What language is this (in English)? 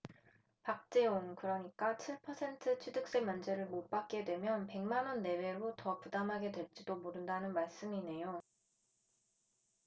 Korean